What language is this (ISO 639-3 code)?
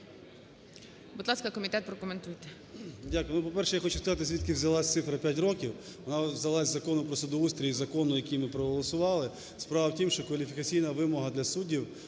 ukr